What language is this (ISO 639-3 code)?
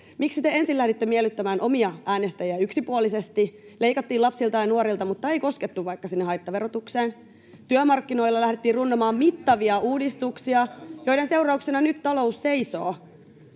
fin